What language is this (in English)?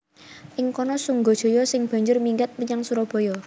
Javanese